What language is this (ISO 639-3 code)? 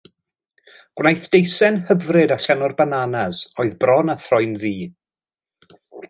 cym